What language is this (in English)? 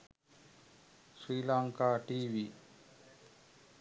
Sinhala